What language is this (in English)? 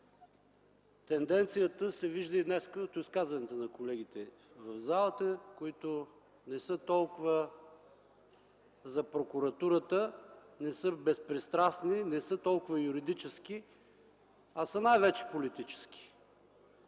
Bulgarian